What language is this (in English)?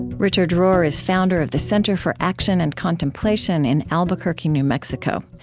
English